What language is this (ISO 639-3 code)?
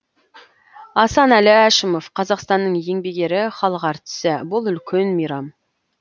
kaz